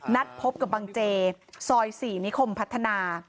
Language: Thai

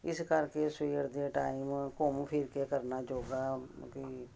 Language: Punjabi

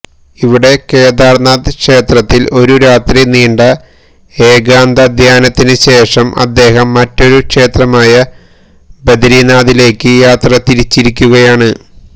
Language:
Malayalam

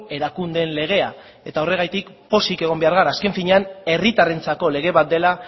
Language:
Basque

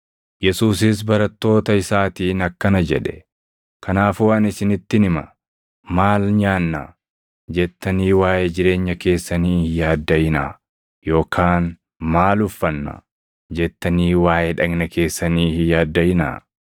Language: Oromo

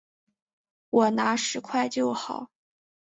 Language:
Chinese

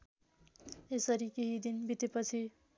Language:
Nepali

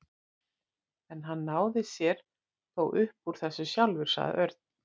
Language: Icelandic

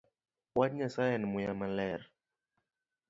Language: Luo (Kenya and Tanzania)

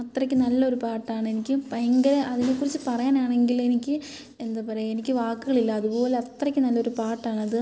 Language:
Malayalam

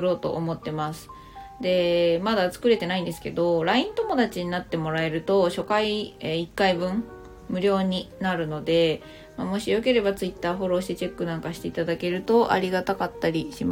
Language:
Japanese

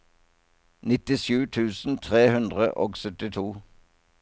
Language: Norwegian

